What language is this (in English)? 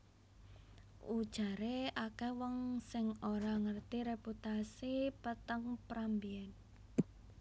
Javanese